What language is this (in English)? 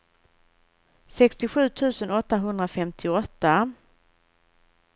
Swedish